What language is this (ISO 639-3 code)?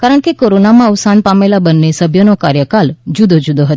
guj